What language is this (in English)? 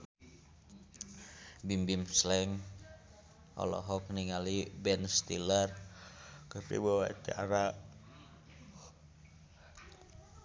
Sundanese